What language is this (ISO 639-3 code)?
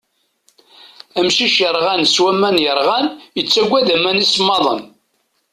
kab